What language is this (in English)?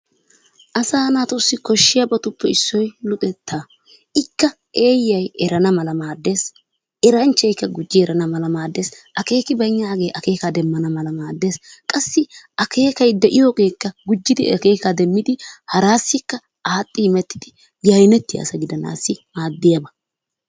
Wolaytta